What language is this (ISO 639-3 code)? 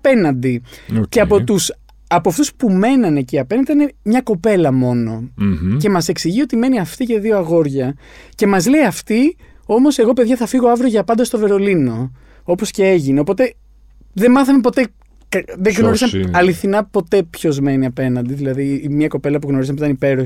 ell